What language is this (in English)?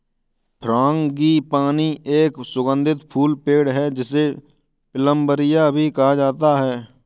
Hindi